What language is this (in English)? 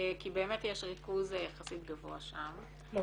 Hebrew